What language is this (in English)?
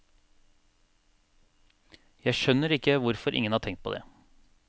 Norwegian